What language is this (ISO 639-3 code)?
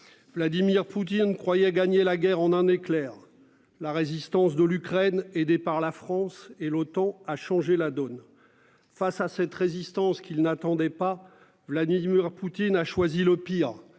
fra